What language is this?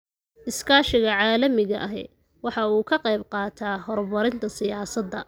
Somali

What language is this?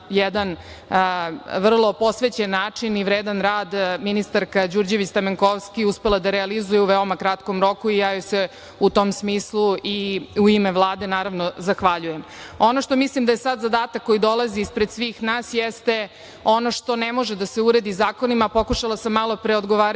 Serbian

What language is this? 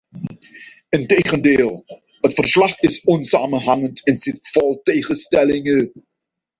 Dutch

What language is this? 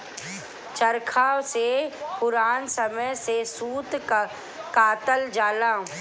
Bhojpuri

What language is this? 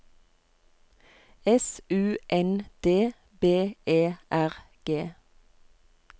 Norwegian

